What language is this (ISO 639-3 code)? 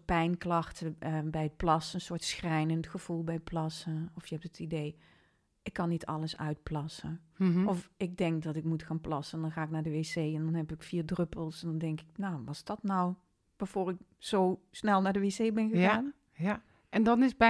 nld